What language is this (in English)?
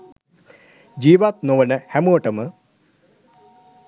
Sinhala